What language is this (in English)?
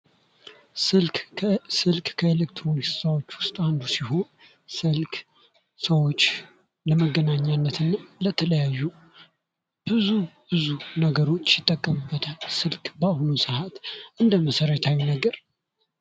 Amharic